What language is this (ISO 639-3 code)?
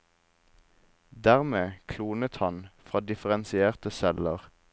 nor